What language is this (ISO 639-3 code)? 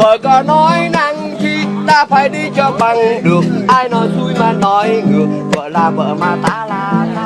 vie